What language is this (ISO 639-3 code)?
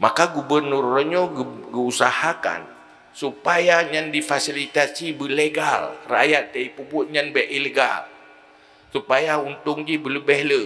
msa